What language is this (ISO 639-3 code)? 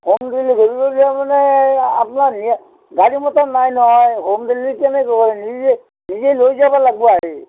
asm